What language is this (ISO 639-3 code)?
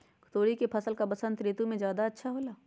mag